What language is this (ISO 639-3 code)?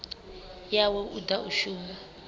ven